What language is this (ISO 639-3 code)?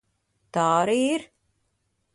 lav